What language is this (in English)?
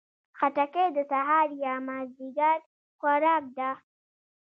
Pashto